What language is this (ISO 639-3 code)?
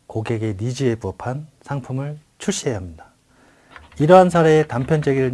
kor